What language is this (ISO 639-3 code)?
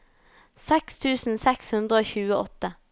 nor